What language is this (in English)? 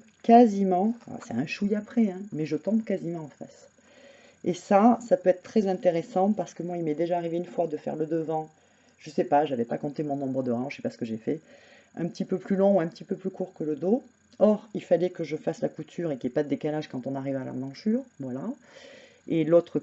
French